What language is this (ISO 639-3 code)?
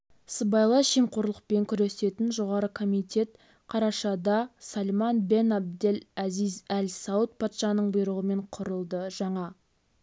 kaz